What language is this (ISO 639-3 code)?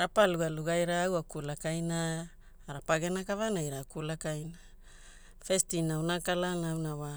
hul